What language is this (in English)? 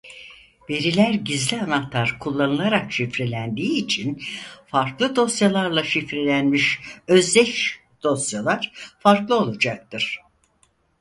Turkish